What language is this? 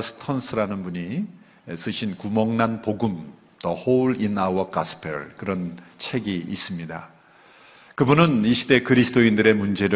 Korean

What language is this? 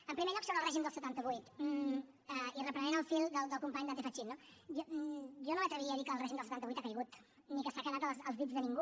Catalan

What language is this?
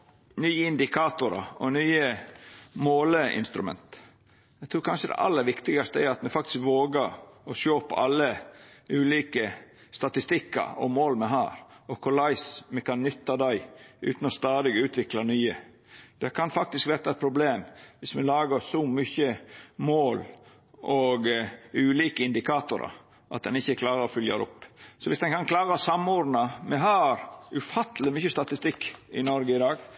Norwegian Nynorsk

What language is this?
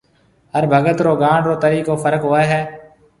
Marwari (Pakistan)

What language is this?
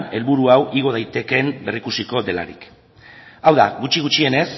Basque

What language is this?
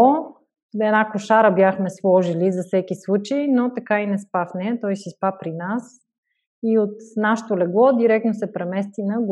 Bulgarian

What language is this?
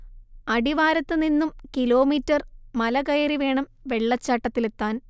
Malayalam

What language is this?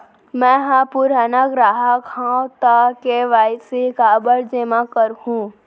Chhattisgarhi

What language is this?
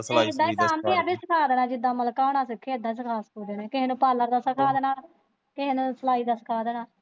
Punjabi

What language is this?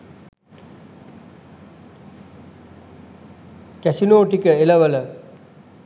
Sinhala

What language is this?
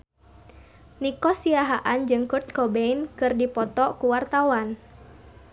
Sundanese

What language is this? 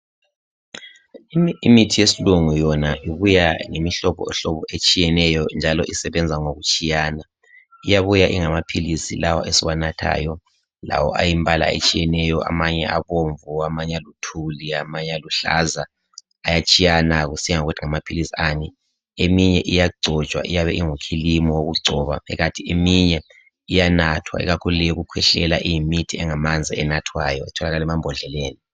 North Ndebele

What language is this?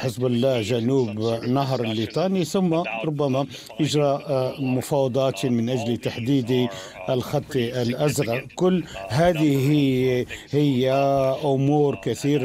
Arabic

